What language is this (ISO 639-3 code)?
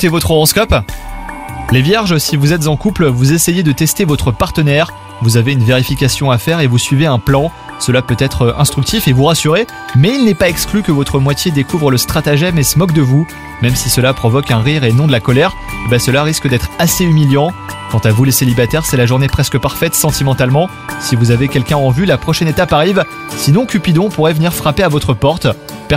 fra